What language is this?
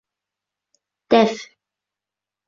Bashkir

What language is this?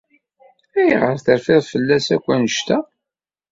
Kabyle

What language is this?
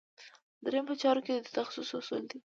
Pashto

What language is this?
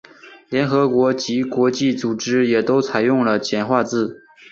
Chinese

